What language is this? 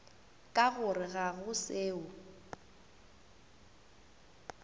Northern Sotho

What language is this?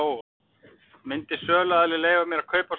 Icelandic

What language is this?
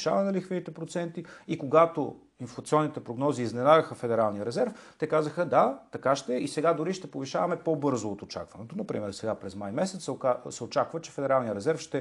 Bulgarian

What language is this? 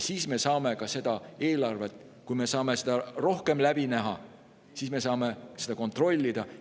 Estonian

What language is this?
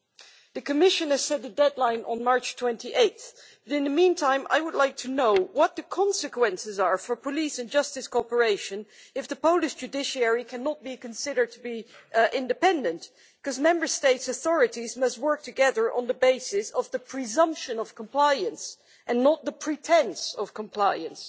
English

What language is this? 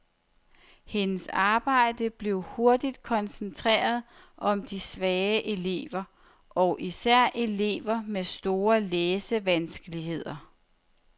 Danish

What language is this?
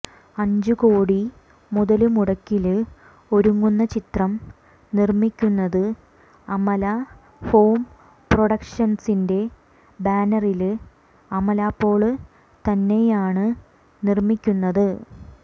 Malayalam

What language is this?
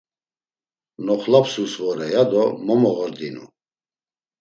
Laz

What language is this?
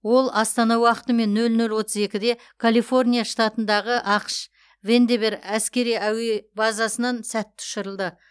Kazakh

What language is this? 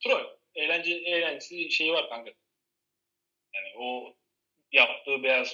Turkish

